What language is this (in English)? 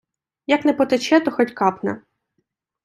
Ukrainian